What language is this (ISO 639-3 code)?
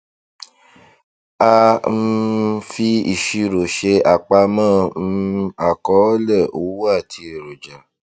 yor